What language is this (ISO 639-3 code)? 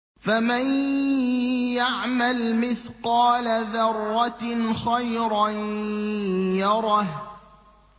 ara